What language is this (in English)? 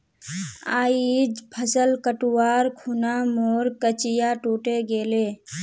Magahi